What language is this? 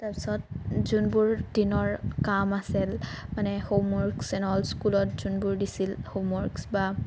Assamese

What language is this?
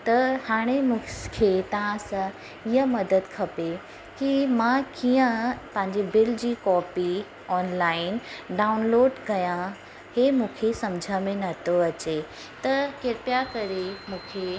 Sindhi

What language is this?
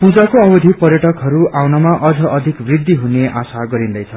Nepali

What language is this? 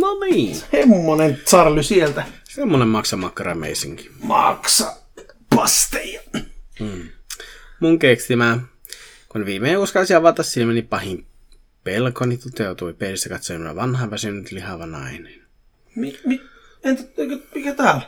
Finnish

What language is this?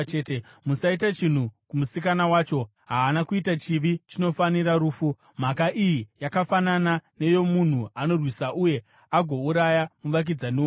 Shona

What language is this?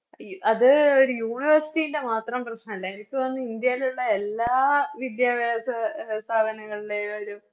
Malayalam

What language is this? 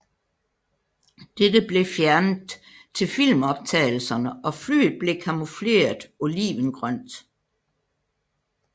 Danish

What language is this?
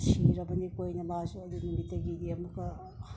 Manipuri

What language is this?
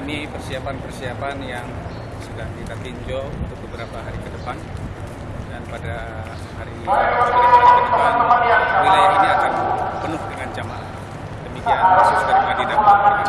Indonesian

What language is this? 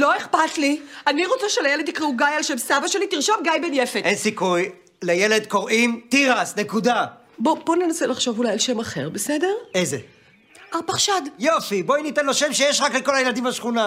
Hebrew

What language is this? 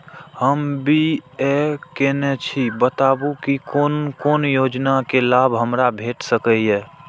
Maithili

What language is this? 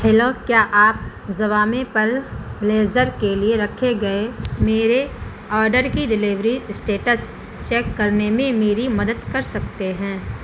Urdu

